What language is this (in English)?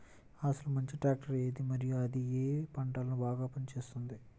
Telugu